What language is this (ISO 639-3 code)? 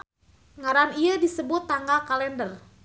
sun